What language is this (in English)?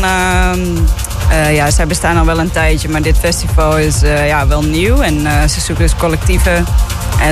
Dutch